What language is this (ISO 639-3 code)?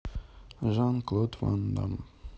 rus